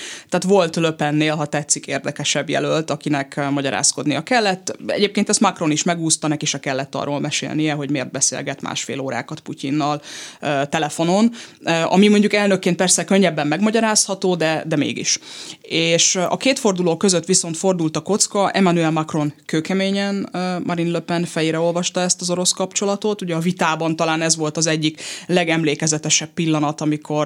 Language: Hungarian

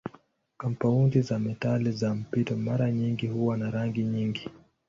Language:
Swahili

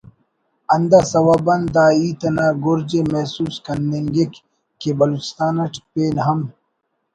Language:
Brahui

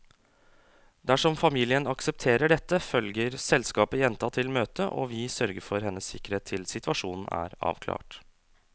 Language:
Norwegian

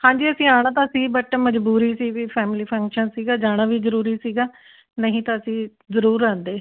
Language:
Punjabi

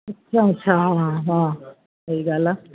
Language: Sindhi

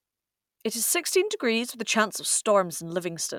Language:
English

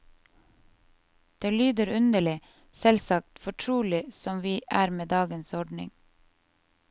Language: Norwegian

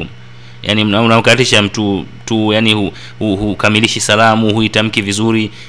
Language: Swahili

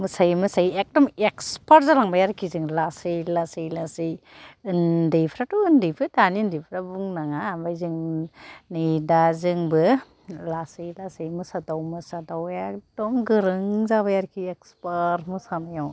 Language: Bodo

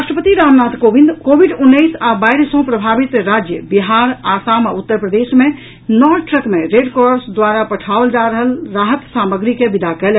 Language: Maithili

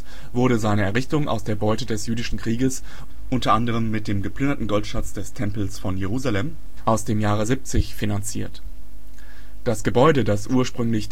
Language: German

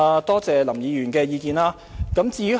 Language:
Cantonese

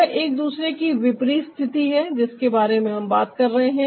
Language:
Hindi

